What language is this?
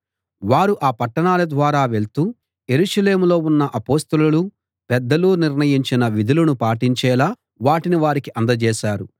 Telugu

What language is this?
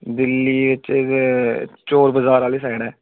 Dogri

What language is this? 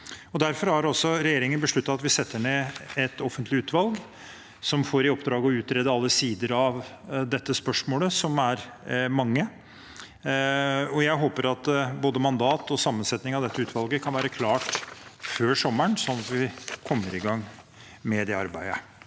Norwegian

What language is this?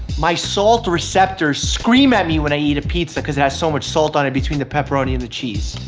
English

